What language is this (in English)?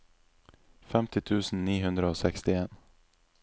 Norwegian